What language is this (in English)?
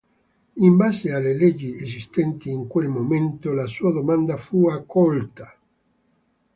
Italian